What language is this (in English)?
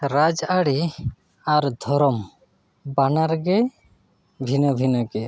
Santali